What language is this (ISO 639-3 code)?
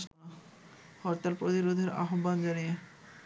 ben